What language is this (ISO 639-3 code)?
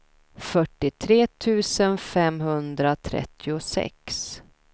swe